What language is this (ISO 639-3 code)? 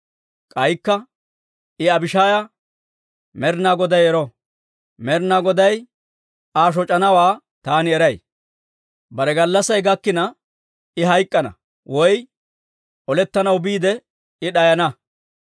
dwr